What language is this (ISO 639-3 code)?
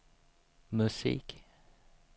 swe